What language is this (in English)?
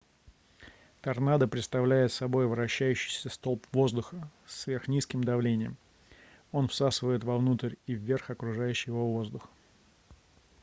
Russian